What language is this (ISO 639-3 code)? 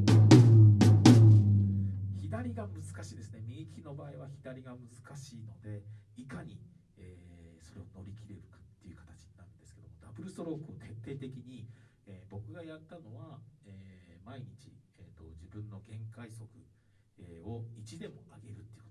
jpn